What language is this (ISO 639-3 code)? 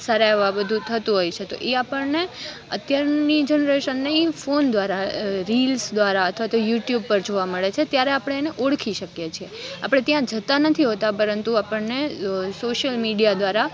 guj